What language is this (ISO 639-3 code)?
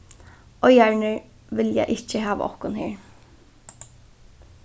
fao